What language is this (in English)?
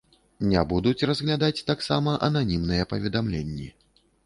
Belarusian